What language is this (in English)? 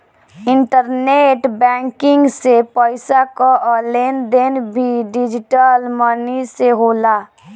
Bhojpuri